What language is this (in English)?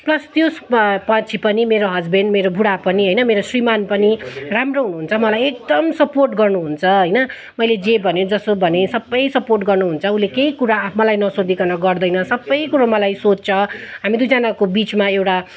Nepali